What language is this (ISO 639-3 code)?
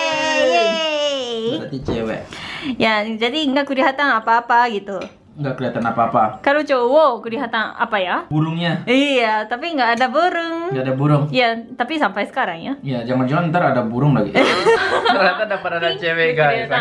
ind